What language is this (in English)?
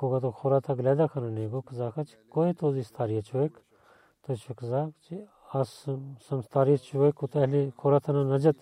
Bulgarian